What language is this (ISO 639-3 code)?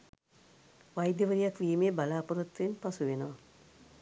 sin